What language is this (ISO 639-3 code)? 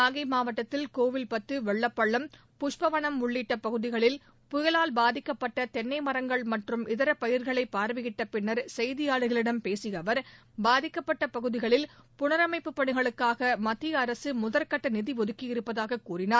tam